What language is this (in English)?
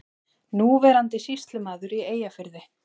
Icelandic